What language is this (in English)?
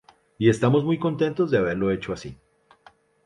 Spanish